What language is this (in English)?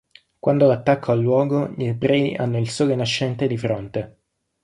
Italian